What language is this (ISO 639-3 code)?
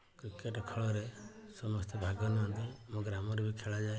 ori